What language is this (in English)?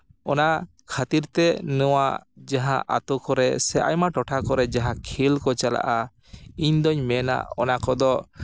Santali